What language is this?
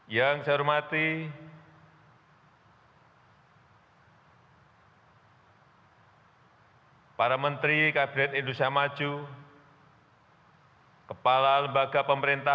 Indonesian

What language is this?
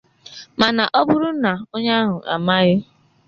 Igbo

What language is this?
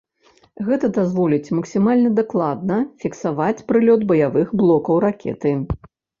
Belarusian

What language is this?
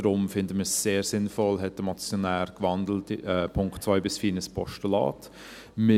Swiss German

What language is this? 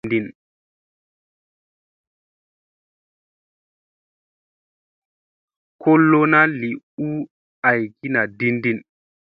Musey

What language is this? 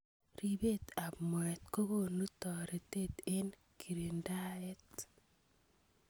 Kalenjin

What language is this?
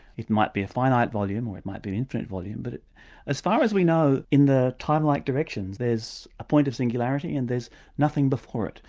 English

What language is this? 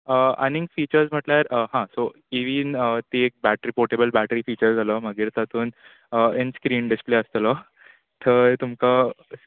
Konkani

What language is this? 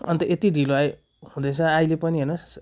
Nepali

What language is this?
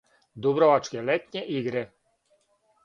Serbian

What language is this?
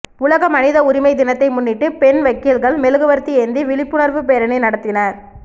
Tamil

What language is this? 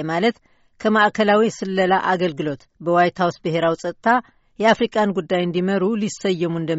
Amharic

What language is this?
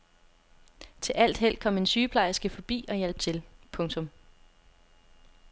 Danish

